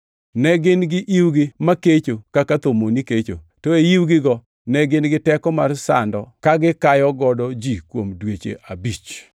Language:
Luo (Kenya and Tanzania)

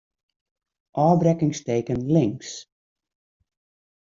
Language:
Western Frisian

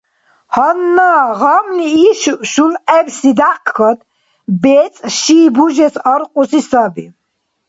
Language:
Dargwa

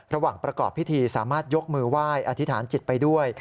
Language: Thai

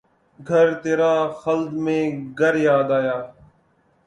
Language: Urdu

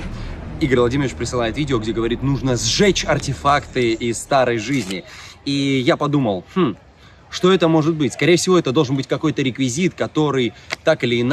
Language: Russian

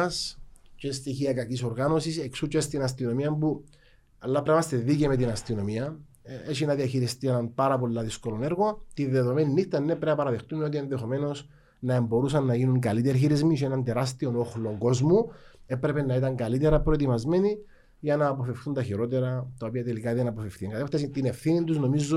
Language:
Greek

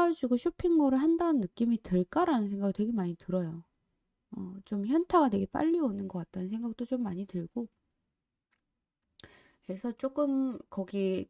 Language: Korean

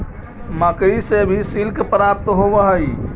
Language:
Magahi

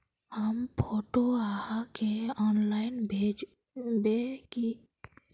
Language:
Magahi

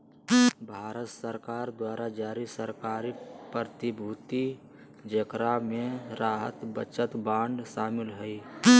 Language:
Magahi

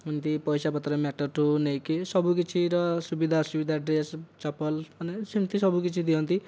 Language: Odia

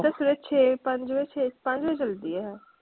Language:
Punjabi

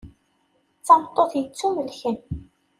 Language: Kabyle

